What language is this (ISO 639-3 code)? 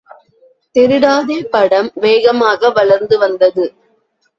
tam